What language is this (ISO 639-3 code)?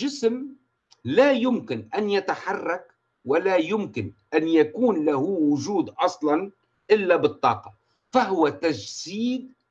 ara